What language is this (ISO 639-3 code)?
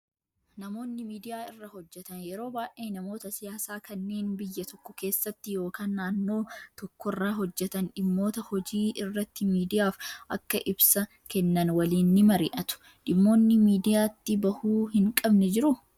orm